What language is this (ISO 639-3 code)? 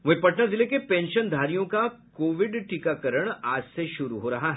hin